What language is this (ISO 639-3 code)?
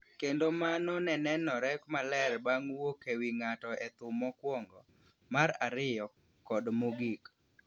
luo